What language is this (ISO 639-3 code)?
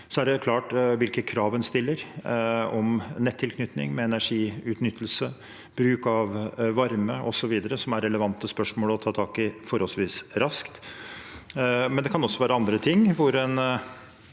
nor